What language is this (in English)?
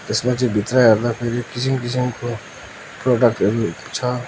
Nepali